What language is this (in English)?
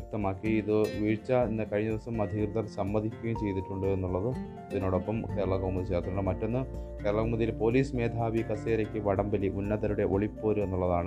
Malayalam